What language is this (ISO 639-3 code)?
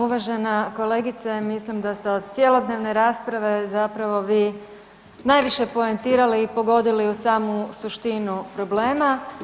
hrv